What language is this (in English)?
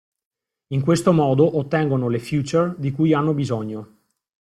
Italian